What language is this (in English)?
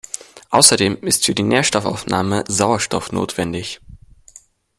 German